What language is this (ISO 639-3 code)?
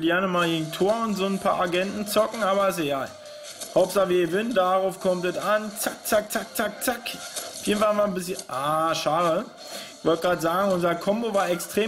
deu